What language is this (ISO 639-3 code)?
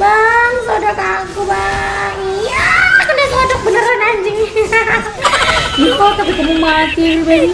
ind